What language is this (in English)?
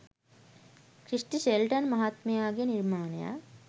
Sinhala